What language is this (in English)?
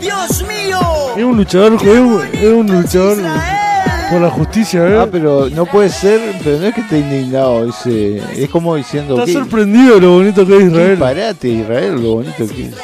Spanish